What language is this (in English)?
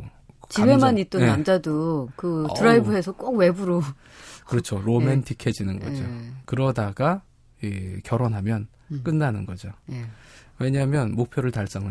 Korean